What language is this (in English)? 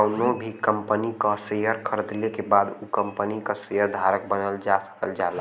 Bhojpuri